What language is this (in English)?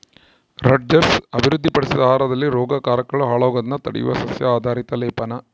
Kannada